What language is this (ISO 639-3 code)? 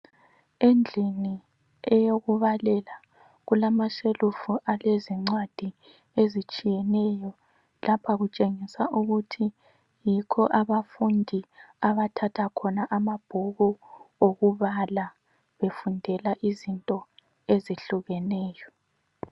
nde